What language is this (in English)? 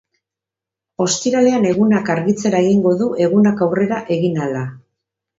Basque